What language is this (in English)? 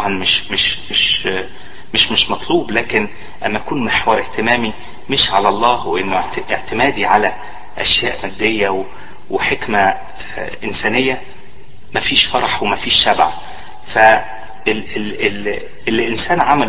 Arabic